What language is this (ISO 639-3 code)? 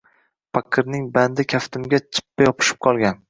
uzb